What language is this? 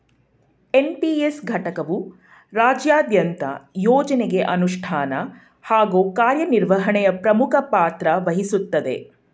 Kannada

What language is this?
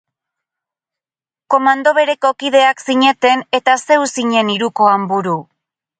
Basque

